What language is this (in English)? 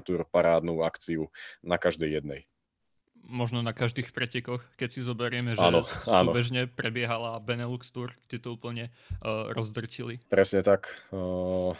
Slovak